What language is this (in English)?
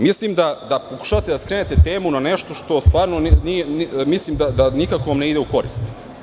Serbian